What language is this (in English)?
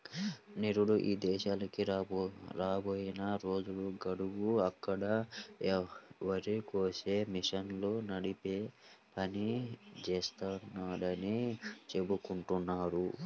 Telugu